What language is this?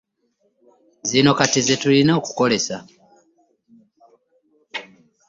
Ganda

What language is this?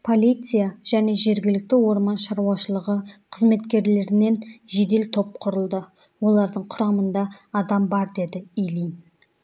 Kazakh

